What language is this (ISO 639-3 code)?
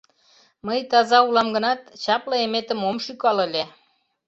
chm